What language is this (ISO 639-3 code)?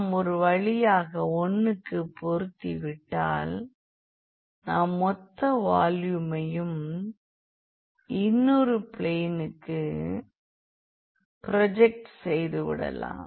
tam